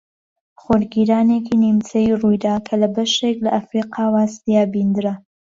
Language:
Central Kurdish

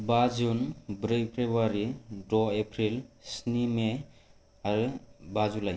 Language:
Bodo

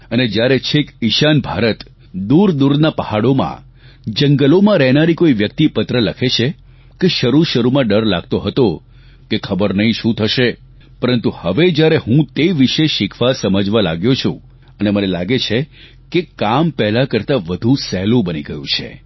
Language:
Gujarati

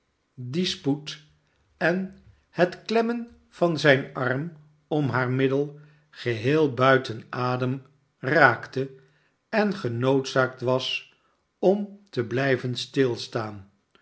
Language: Dutch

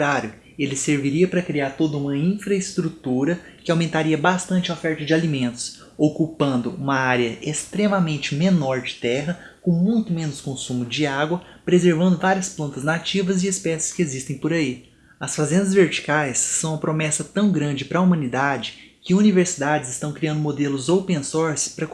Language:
Portuguese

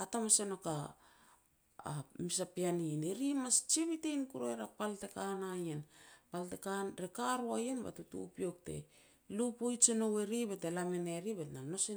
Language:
Petats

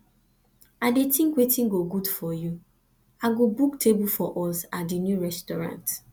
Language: Nigerian Pidgin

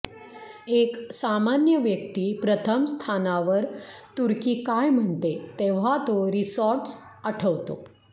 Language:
Marathi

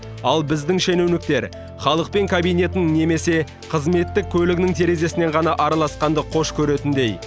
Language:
Kazakh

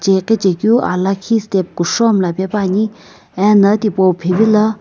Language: Sumi Naga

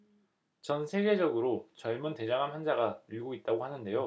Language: Korean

